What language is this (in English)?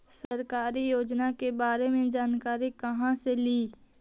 Magahi